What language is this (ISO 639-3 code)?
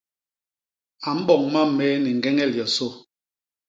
bas